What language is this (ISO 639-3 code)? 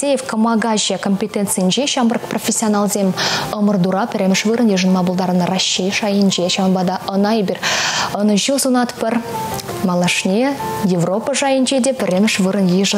rus